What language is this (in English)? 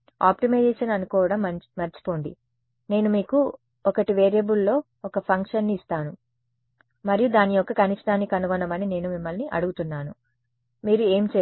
Telugu